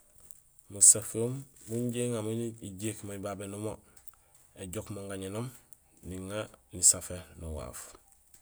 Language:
Gusilay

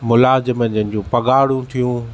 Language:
Sindhi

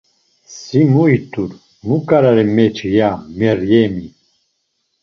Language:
Laz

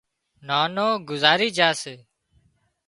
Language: Wadiyara Koli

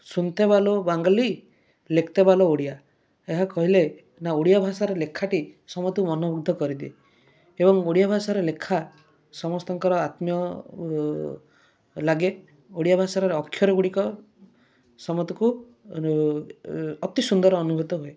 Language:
Odia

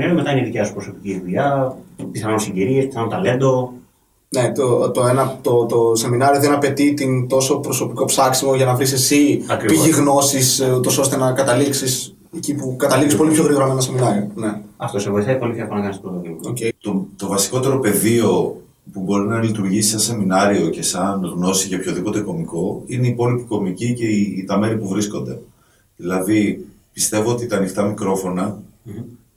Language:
Greek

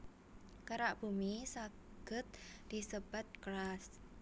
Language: Javanese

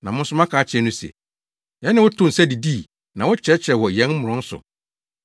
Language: Akan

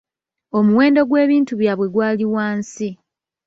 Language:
Ganda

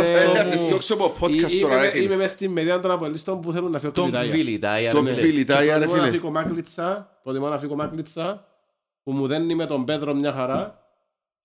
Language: Greek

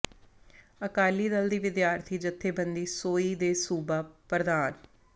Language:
Punjabi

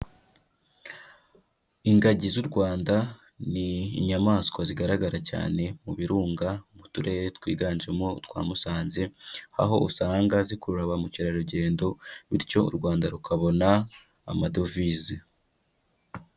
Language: Kinyarwanda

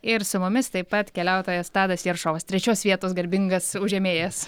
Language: Lithuanian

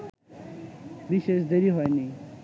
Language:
Bangla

